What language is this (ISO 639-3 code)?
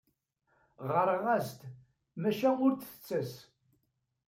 kab